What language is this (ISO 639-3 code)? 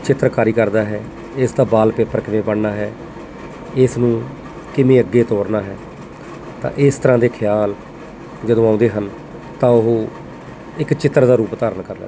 pan